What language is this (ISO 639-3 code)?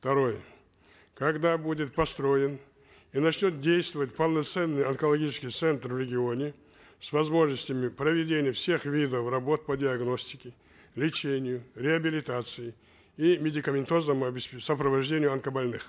kaz